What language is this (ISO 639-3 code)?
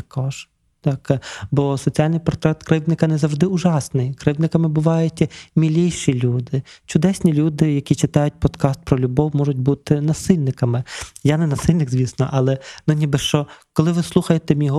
ukr